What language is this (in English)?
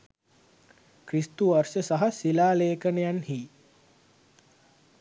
Sinhala